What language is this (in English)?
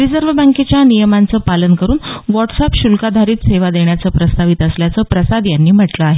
Marathi